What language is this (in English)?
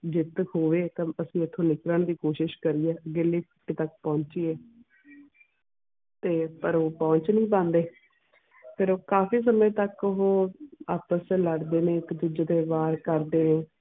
Punjabi